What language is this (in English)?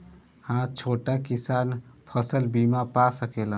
Bhojpuri